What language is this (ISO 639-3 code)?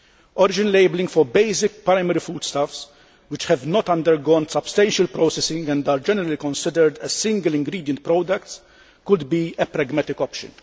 eng